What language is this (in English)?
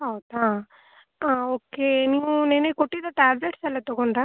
Kannada